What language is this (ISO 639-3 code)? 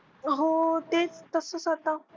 mar